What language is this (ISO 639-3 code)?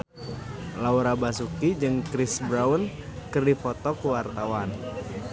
sun